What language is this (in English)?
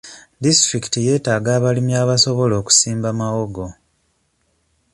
Ganda